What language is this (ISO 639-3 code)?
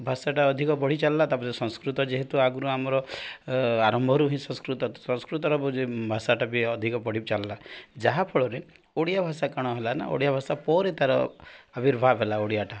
ori